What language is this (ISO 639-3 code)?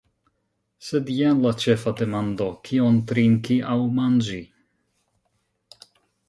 epo